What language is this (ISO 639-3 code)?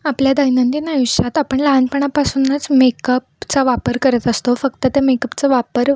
mar